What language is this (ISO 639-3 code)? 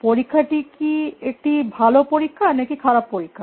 ben